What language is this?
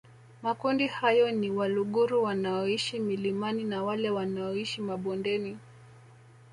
Swahili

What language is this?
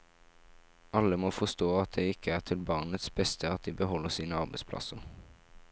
Norwegian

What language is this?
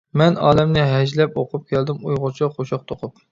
Uyghur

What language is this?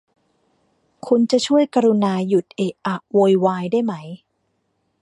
Thai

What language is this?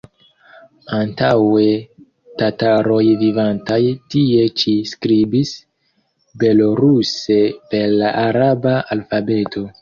Esperanto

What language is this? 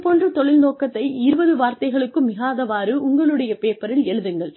Tamil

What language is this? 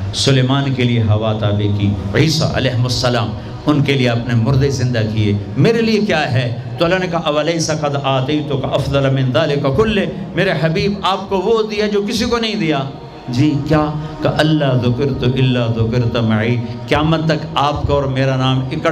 Urdu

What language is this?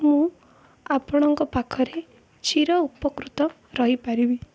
Odia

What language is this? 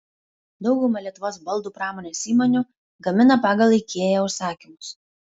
Lithuanian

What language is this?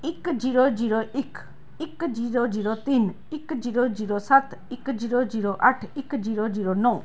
Punjabi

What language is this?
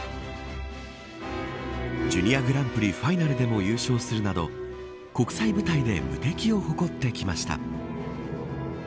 Japanese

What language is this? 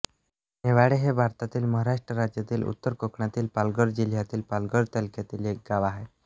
Marathi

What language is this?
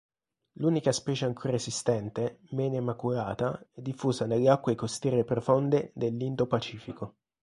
Italian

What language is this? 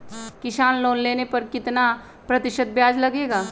Magahi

